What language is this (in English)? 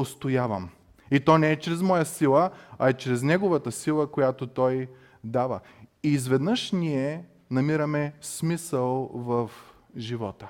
Bulgarian